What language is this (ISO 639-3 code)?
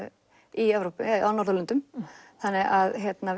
isl